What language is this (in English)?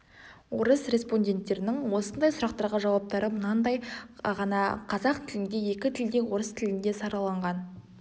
Kazakh